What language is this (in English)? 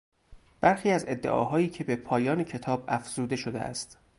Persian